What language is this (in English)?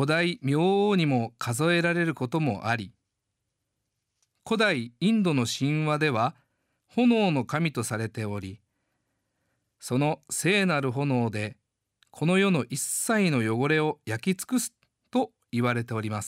Japanese